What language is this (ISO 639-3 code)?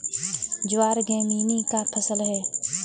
hin